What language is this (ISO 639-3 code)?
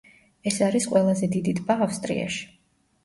kat